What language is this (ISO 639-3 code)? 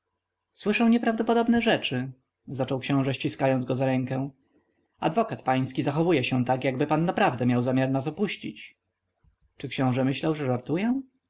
pol